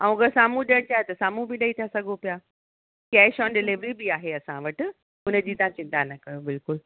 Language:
Sindhi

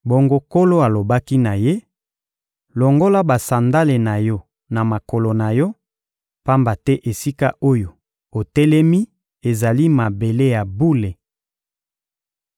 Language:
Lingala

